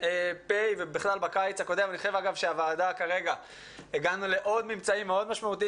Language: Hebrew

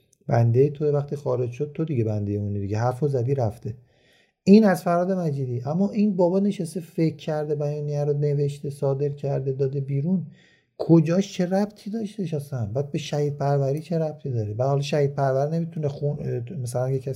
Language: Persian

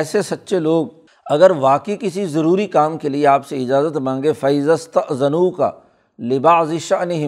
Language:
Urdu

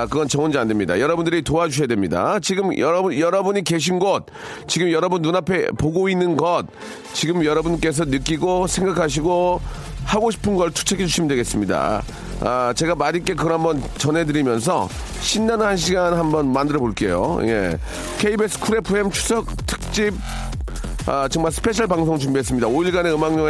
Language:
Korean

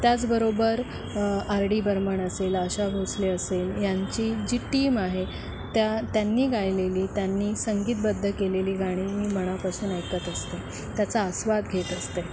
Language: Marathi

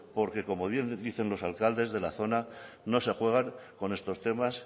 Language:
Spanish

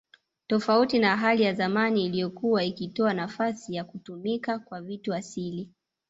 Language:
Swahili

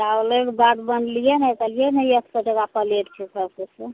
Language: Maithili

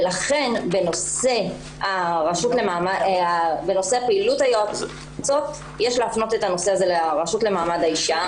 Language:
Hebrew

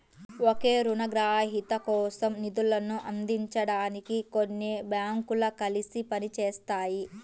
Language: Telugu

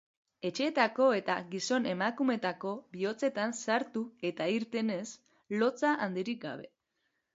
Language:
Basque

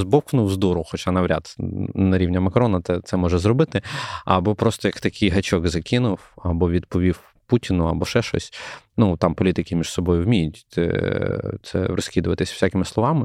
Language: Ukrainian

